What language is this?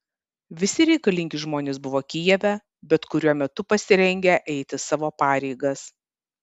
Lithuanian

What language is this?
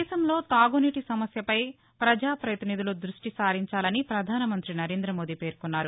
Telugu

